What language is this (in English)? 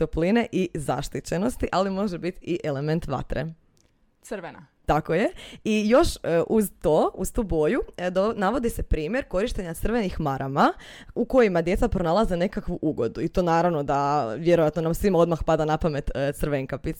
Croatian